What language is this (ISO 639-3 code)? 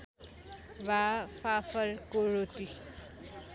nep